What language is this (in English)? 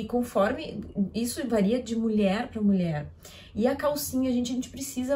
Portuguese